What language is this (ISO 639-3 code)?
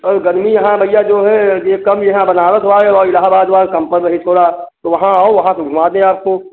hin